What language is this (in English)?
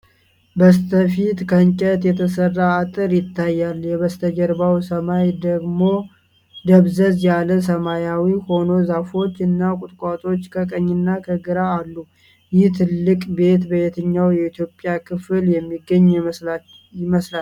Amharic